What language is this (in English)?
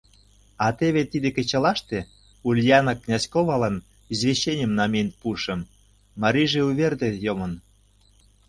Mari